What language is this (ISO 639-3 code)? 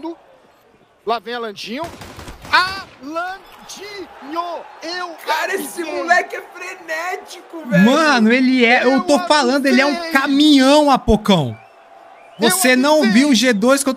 por